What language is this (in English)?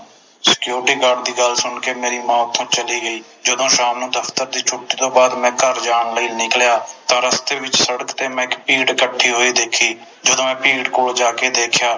Punjabi